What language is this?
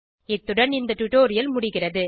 Tamil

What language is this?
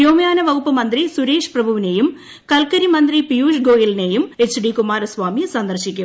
Malayalam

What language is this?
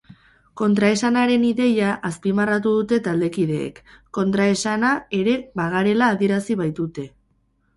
Basque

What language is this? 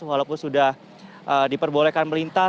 Indonesian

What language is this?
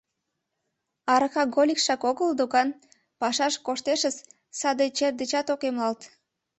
Mari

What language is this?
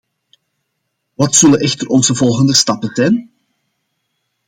Dutch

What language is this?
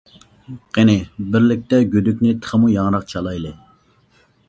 Uyghur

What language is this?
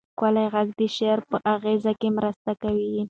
Pashto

